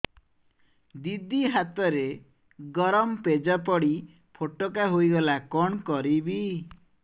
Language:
Odia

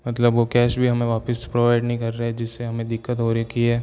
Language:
Hindi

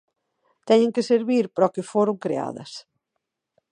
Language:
Galician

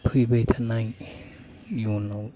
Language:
Bodo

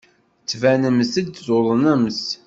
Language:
Kabyle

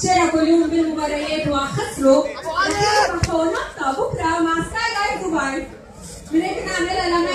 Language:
Arabic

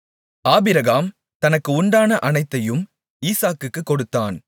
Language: Tamil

